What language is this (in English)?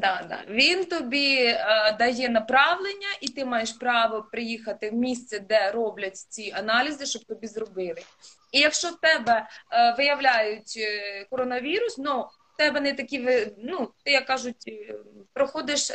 Ukrainian